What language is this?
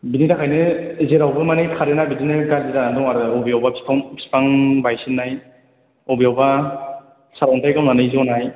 Bodo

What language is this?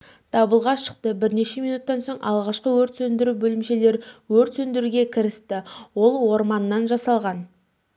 Kazakh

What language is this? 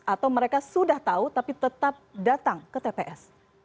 Indonesian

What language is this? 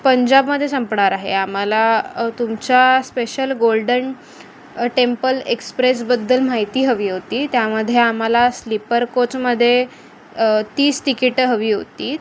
Marathi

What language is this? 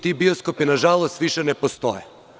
Serbian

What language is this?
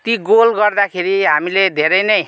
Nepali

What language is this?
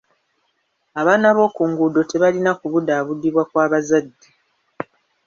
Ganda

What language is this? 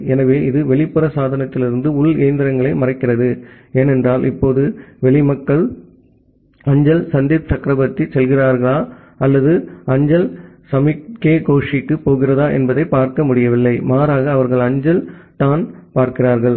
Tamil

